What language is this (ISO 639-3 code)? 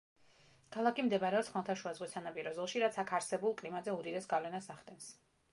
kat